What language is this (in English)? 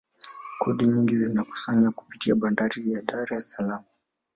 Swahili